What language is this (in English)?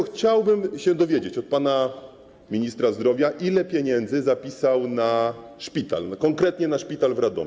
Polish